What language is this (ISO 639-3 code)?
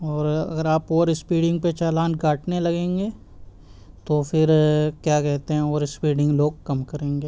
urd